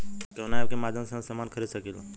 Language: Bhojpuri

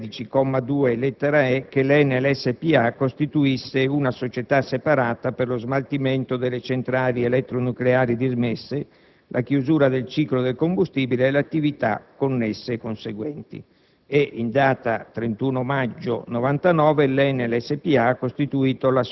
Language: Italian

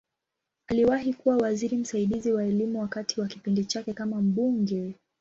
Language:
Swahili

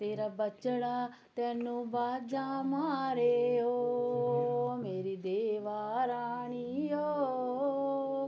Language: Dogri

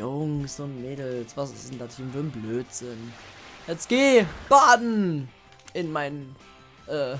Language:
German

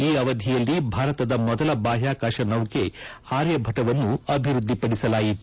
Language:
Kannada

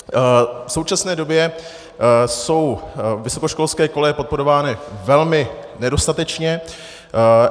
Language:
Czech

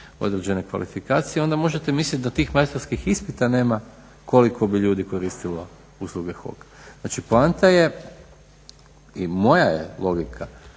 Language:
Croatian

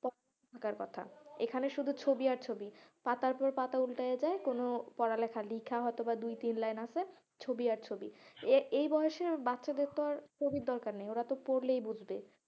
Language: Bangla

